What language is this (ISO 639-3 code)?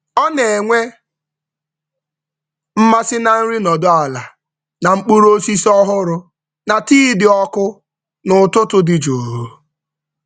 ibo